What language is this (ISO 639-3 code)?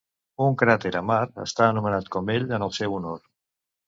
cat